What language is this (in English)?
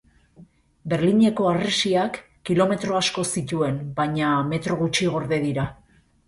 Basque